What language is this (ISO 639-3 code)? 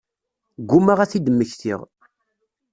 kab